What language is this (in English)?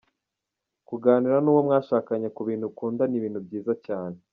Kinyarwanda